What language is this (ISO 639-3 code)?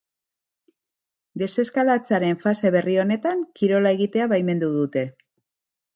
eus